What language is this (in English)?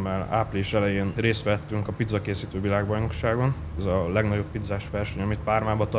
Hungarian